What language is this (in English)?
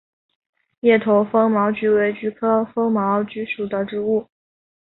Chinese